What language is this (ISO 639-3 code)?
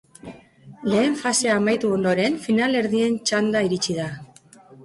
eus